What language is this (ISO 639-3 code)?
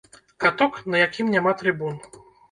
bel